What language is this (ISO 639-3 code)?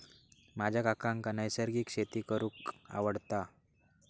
mar